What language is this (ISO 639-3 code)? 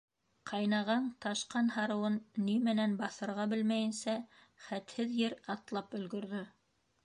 bak